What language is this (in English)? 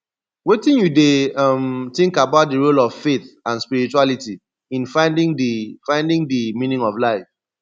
Nigerian Pidgin